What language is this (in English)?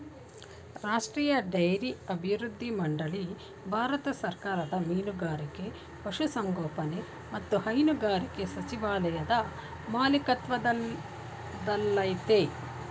Kannada